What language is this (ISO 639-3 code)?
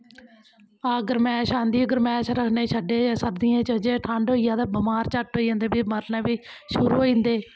doi